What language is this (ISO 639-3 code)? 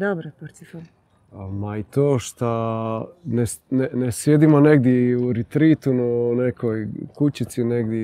hrv